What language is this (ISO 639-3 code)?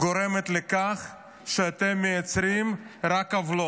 heb